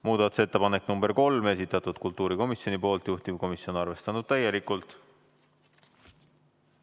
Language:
Estonian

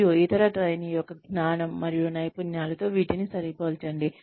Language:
Telugu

